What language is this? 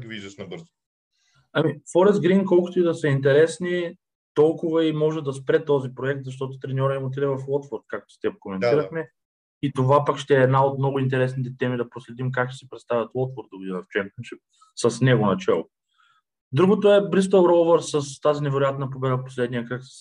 Bulgarian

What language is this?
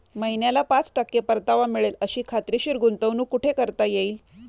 Marathi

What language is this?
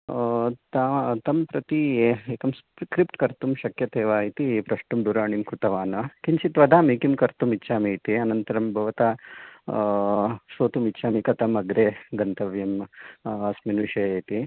Sanskrit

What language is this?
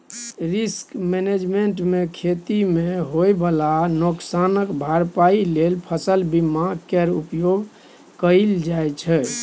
Maithili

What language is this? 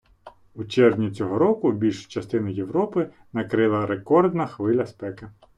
Ukrainian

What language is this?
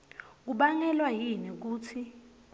Swati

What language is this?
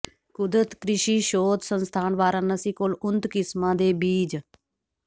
Punjabi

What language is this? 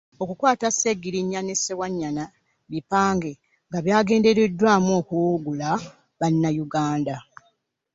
Ganda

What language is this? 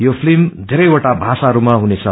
Nepali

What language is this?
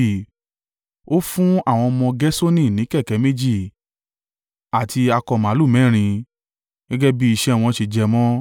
Yoruba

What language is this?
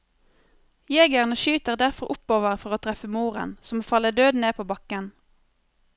Norwegian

